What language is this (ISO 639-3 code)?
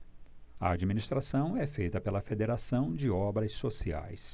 por